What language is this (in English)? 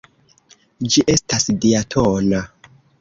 Esperanto